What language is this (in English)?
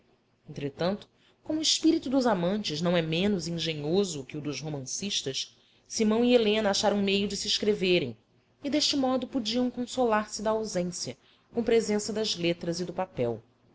Portuguese